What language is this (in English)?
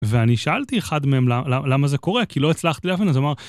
Hebrew